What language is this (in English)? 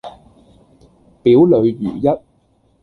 Cantonese